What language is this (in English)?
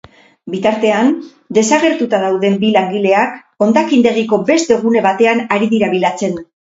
Basque